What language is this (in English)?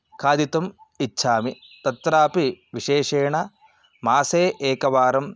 Sanskrit